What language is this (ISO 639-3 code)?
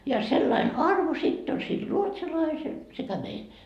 fin